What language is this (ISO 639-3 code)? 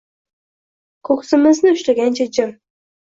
uzb